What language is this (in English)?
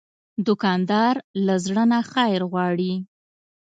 Pashto